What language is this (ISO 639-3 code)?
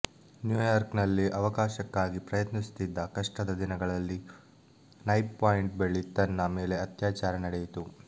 kan